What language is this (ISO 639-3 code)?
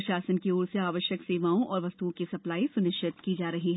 hin